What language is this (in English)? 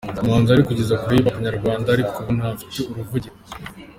Kinyarwanda